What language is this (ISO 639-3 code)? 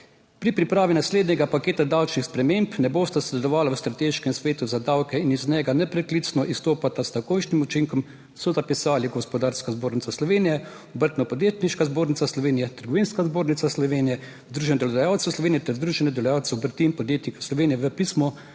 slv